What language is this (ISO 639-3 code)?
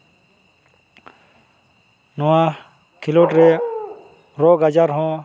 sat